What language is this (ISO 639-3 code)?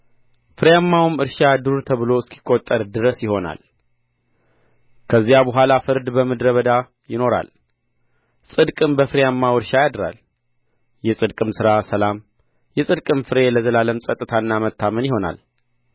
amh